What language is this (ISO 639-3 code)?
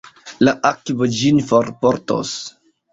epo